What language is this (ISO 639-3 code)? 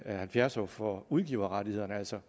dan